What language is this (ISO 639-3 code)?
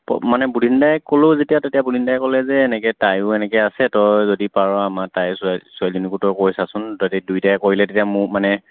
asm